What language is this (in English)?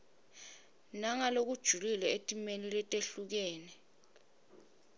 Swati